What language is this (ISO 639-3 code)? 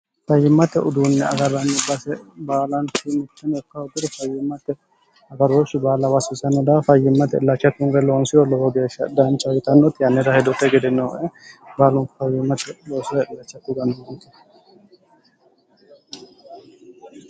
sid